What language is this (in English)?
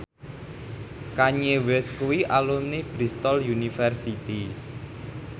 Javanese